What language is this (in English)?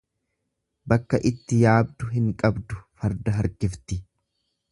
Oromo